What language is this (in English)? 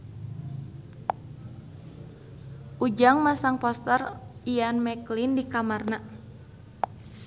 Sundanese